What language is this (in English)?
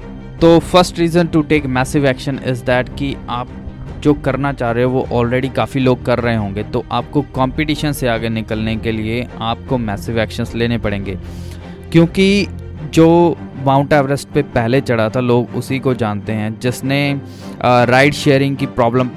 Hindi